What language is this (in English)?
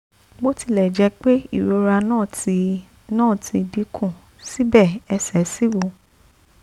Yoruba